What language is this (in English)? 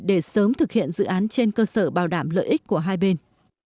Vietnamese